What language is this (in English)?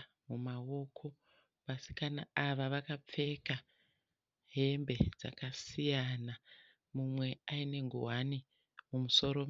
Shona